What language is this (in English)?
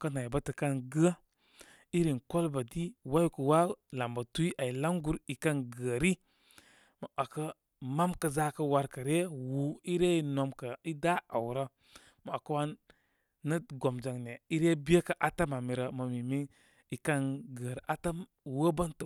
Koma